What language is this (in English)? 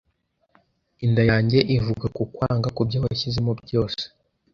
Kinyarwanda